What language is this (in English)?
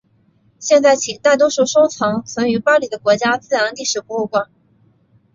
Chinese